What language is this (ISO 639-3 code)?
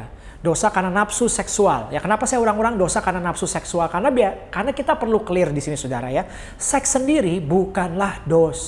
ind